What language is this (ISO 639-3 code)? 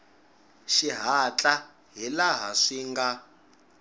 tso